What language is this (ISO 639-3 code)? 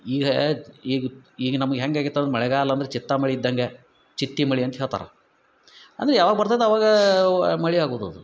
kan